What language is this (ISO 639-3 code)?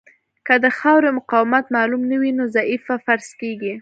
pus